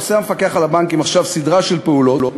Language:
Hebrew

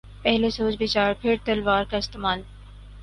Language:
Urdu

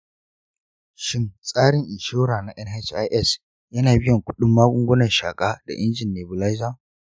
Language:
Hausa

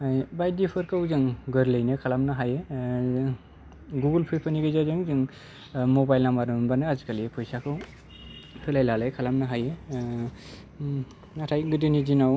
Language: Bodo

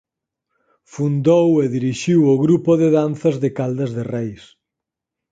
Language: Galician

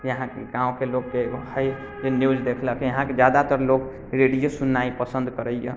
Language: Maithili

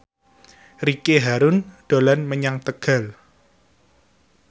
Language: Javanese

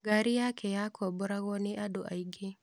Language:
Kikuyu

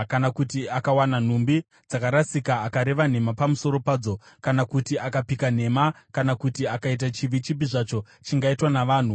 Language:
Shona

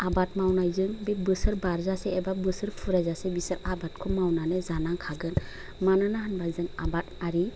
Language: Bodo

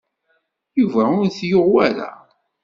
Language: Kabyle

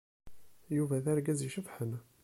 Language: Kabyle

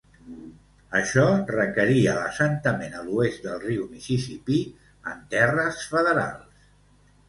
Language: Catalan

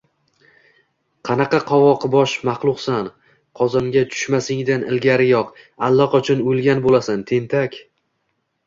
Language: Uzbek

